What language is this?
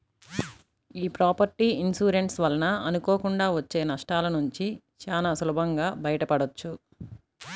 Telugu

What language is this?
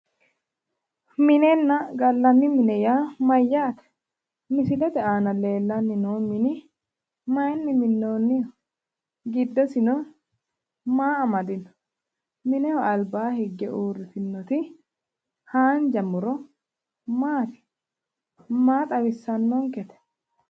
Sidamo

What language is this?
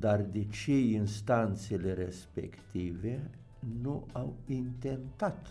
Romanian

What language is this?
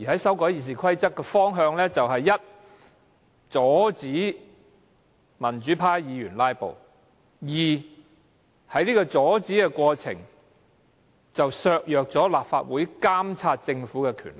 Cantonese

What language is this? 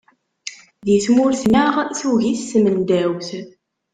Kabyle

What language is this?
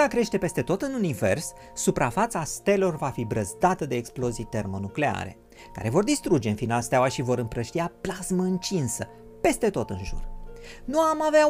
Romanian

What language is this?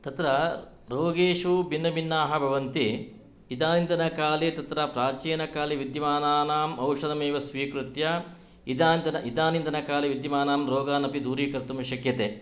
Sanskrit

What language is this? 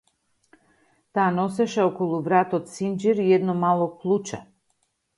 Macedonian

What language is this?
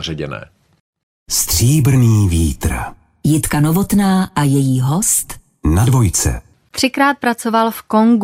Czech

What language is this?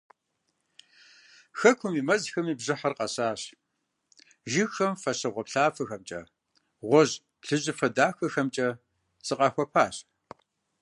Kabardian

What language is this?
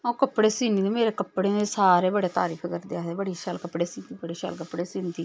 Dogri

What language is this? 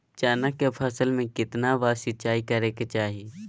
Magahi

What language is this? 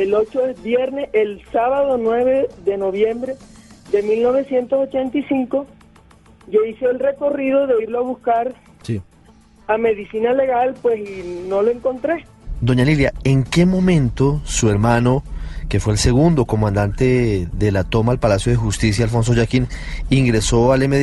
Spanish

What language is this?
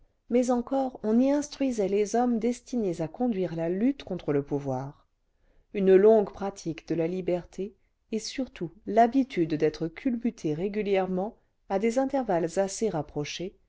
French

